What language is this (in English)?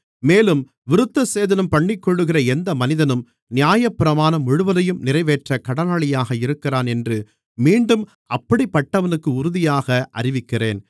Tamil